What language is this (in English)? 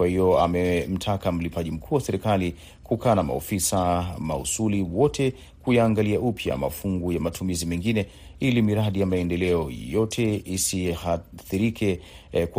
Swahili